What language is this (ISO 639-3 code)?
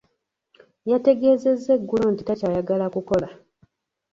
lug